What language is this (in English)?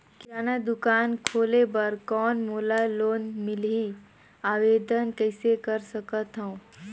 Chhattisgarhi